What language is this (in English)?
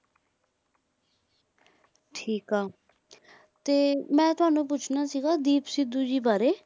Punjabi